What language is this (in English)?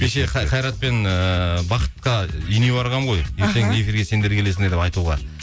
Kazakh